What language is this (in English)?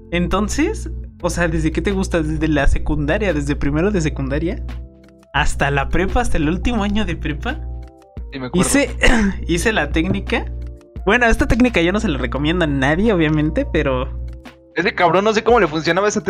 Spanish